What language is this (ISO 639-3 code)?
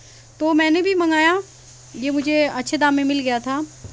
urd